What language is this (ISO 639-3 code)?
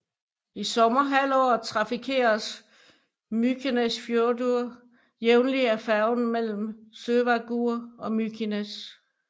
dan